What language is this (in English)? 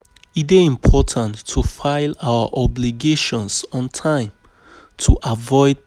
Nigerian Pidgin